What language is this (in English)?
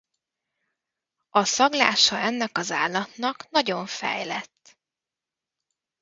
Hungarian